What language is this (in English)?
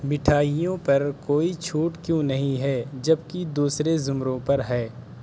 Urdu